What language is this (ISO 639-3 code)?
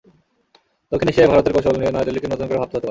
ben